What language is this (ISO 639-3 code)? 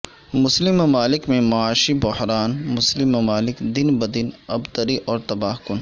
urd